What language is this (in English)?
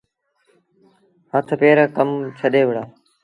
Sindhi Bhil